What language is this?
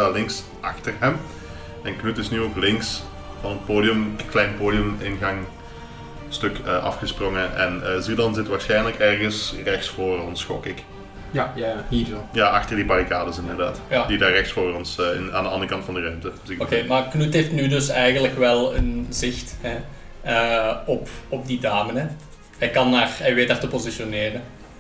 Dutch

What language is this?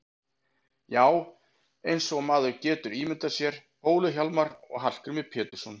Icelandic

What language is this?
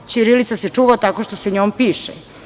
Serbian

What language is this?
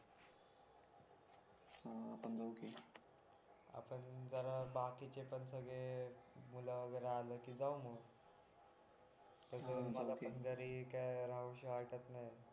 Marathi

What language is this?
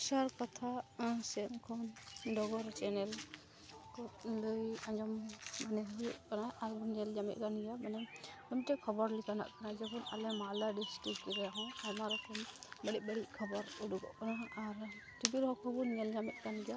Santali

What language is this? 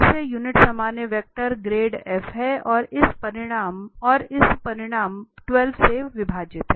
Hindi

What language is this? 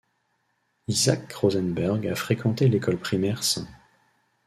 French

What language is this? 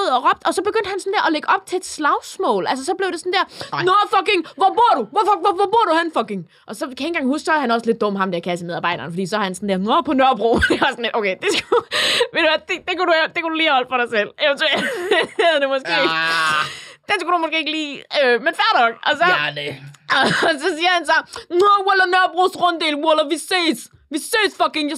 Danish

